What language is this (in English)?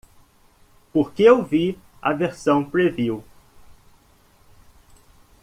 Portuguese